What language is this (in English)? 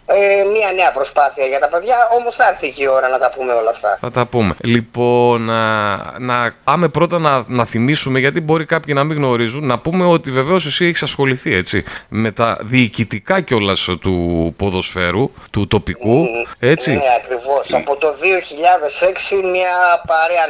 Greek